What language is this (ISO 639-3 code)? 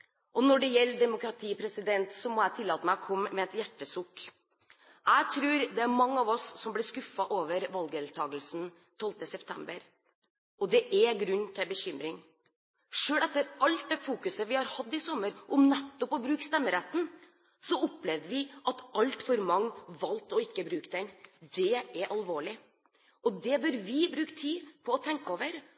nob